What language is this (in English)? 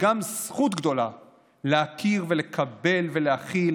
Hebrew